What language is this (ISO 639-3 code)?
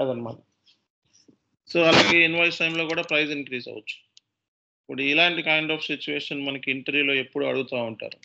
tel